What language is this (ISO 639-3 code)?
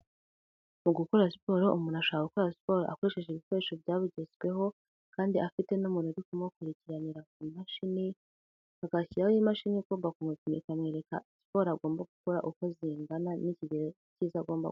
kin